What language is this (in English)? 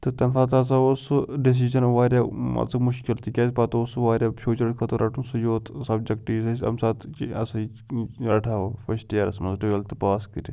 Kashmiri